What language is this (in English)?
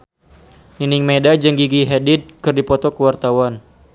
Sundanese